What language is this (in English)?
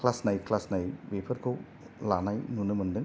Bodo